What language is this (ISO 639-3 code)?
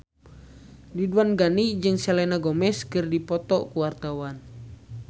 sun